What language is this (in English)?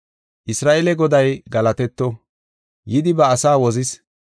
Gofa